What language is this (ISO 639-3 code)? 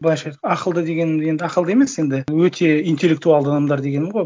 kaz